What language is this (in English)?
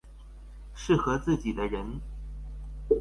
Chinese